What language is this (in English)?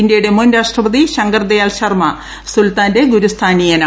Malayalam